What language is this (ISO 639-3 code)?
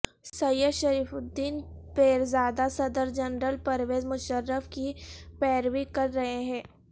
urd